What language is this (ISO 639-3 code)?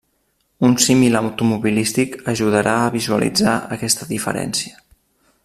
cat